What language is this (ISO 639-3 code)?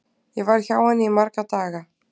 isl